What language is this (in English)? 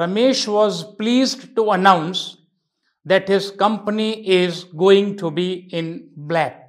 Hindi